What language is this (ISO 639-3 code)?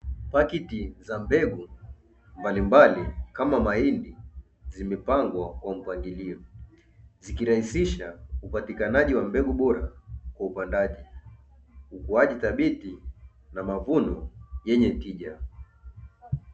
swa